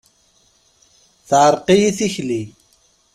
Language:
Kabyle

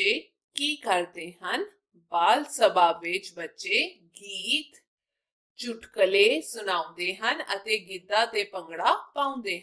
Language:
Hindi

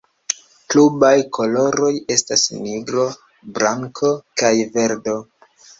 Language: Esperanto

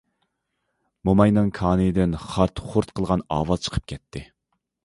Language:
Uyghur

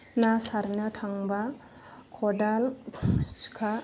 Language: Bodo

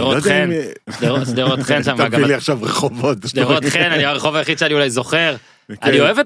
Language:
Hebrew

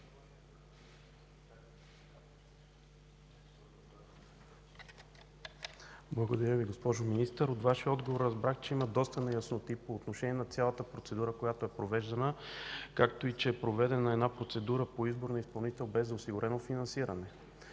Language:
Bulgarian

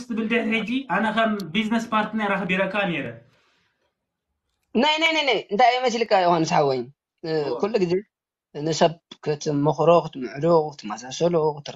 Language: Arabic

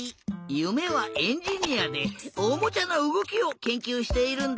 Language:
Japanese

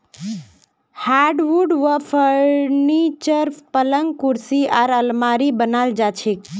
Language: Magahi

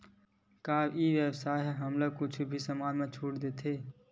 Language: Chhattisgarhi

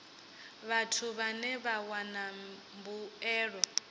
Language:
Venda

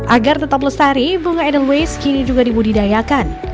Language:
Indonesian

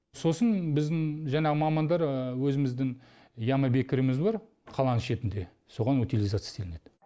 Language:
Kazakh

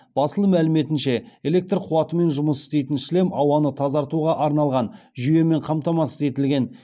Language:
Kazakh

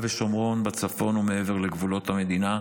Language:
Hebrew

